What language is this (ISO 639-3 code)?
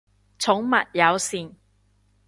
yue